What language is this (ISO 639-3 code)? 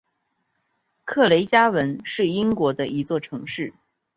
zho